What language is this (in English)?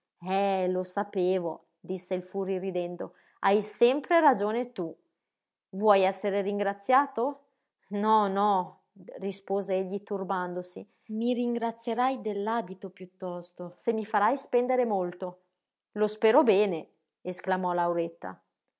Italian